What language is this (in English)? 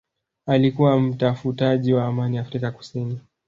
Swahili